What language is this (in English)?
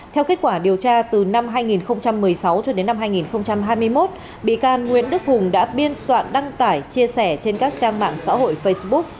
Vietnamese